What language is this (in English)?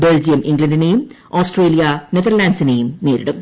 Malayalam